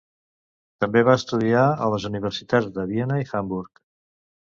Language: Catalan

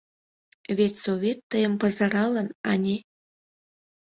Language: Mari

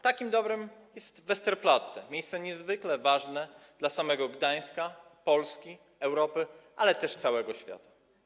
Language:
Polish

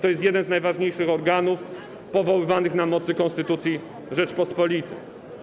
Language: Polish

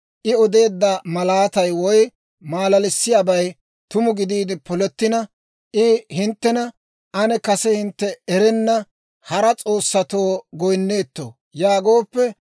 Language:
Dawro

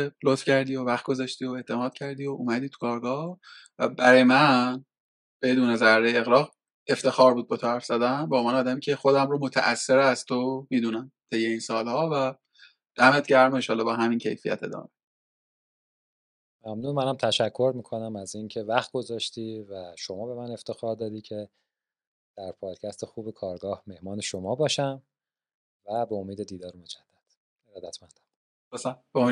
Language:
Persian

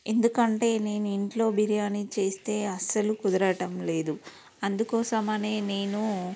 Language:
Telugu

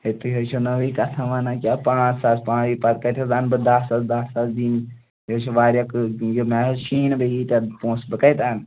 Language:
Kashmiri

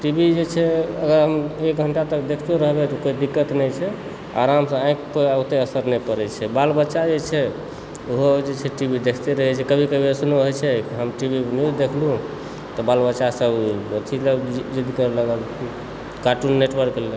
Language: Maithili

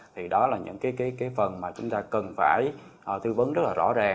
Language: Vietnamese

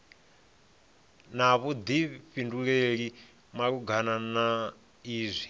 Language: Venda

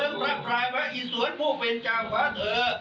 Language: Thai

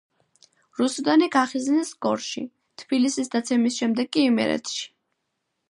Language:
Georgian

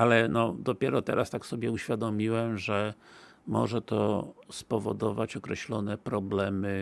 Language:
Polish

